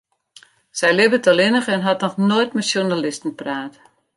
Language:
Western Frisian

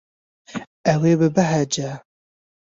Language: Kurdish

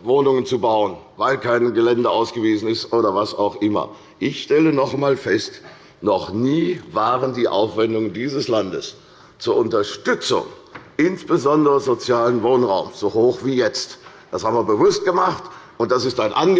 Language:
German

